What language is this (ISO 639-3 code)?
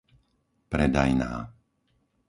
slk